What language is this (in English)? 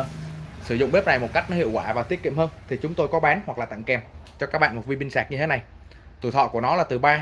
Vietnamese